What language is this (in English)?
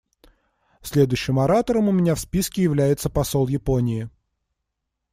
Russian